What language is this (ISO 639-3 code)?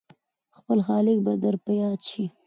pus